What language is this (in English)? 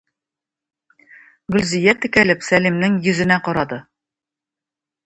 Tatar